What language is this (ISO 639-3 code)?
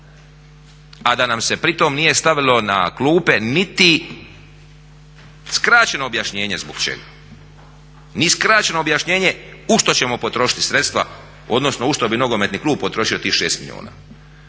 hrv